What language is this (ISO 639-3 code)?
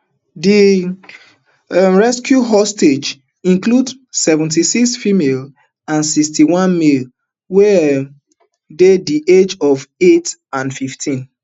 pcm